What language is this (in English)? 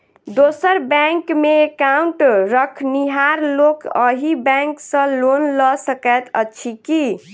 Maithili